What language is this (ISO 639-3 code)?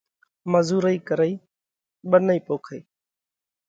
kvx